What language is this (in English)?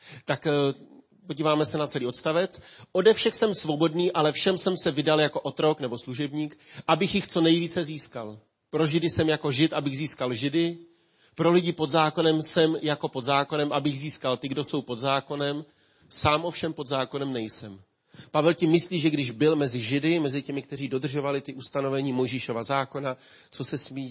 Czech